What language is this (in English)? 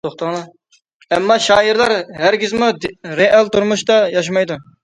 Uyghur